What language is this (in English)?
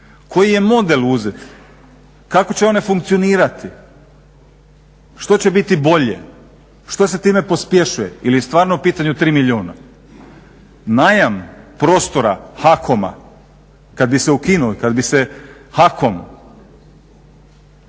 Croatian